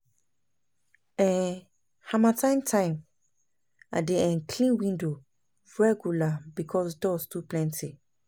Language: Nigerian Pidgin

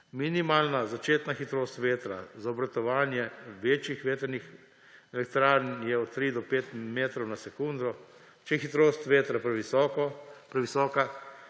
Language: Slovenian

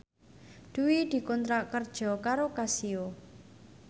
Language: Javanese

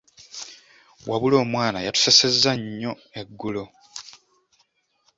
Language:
Ganda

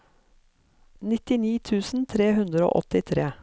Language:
Norwegian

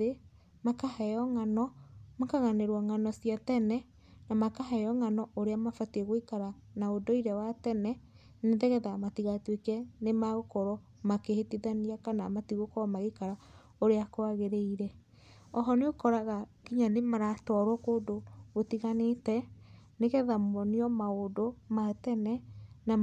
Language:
Kikuyu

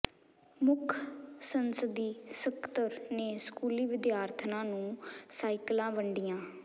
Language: Punjabi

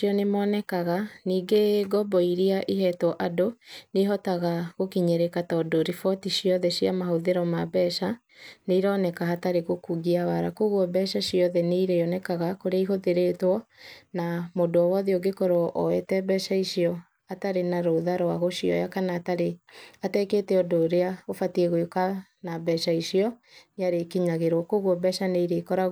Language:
Kikuyu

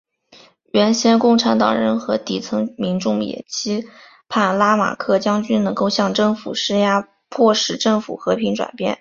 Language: Chinese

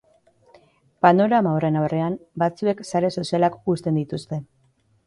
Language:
Basque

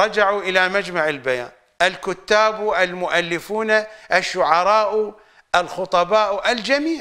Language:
Arabic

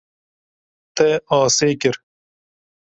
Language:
Kurdish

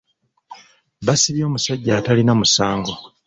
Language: Ganda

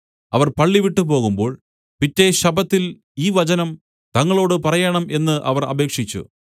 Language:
Malayalam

